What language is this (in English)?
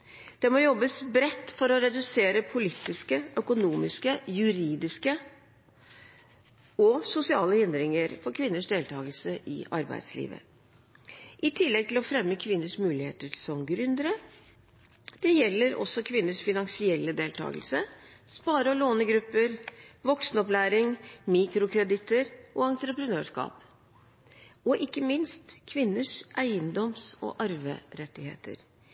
Norwegian Bokmål